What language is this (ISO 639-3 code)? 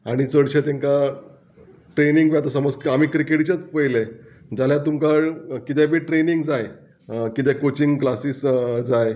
kok